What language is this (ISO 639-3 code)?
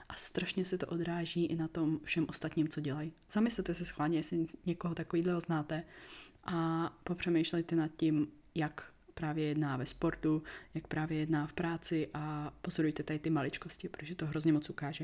ces